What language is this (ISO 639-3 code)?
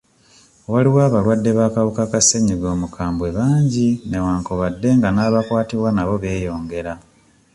lug